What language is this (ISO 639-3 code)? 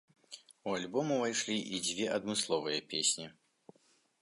bel